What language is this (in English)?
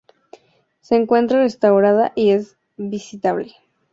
Spanish